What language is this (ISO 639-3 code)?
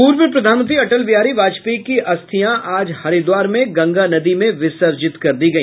hin